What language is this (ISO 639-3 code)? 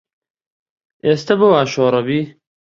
ckb